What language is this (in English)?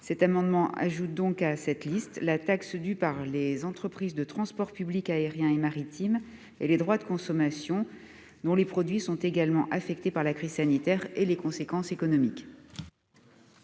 French